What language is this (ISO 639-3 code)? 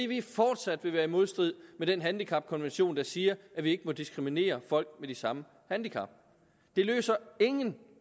dan